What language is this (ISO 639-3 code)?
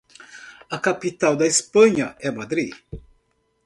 por